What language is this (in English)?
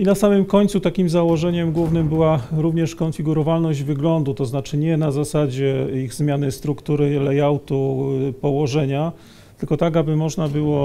Polish